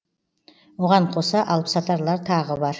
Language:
Kazakh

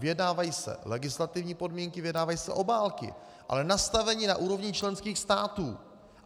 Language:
Czech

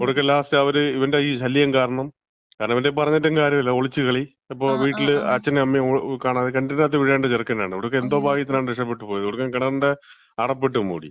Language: Malayalam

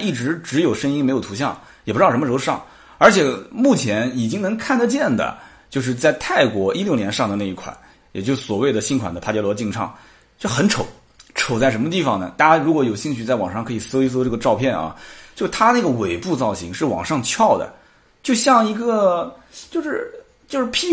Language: Chinese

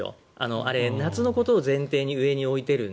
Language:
Japanese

